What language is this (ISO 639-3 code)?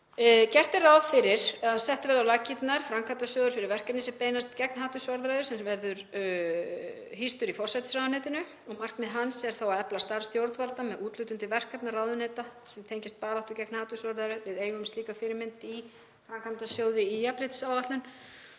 isl